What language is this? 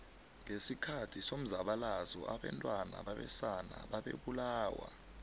South Ndebele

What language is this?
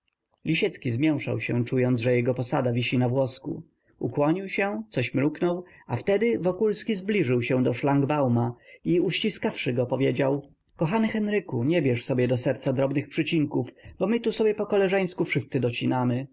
Polish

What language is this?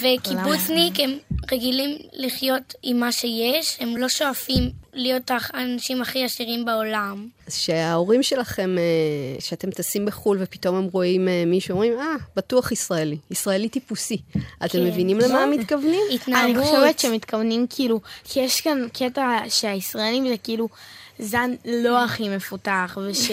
Hebrew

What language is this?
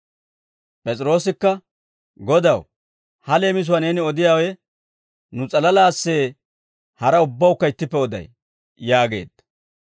Dawro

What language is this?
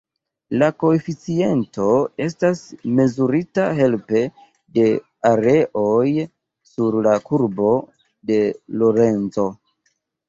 Esperanto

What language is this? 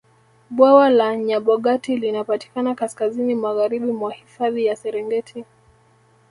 Swahili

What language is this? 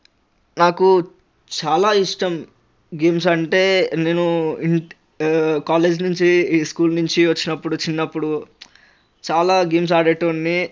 Telugu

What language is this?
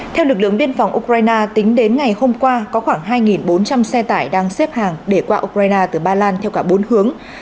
Vietnamese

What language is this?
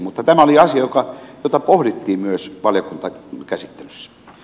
Finnish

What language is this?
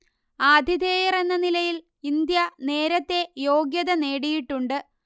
Malayalam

